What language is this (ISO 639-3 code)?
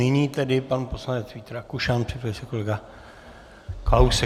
ces